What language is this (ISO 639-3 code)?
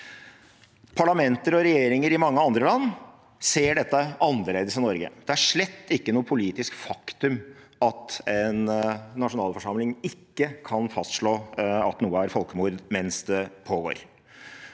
nor